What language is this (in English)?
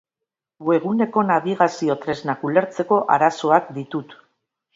Basque